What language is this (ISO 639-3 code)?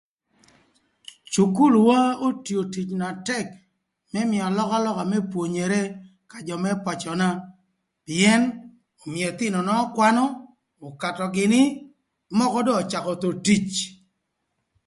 lth